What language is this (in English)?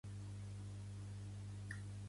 Catalan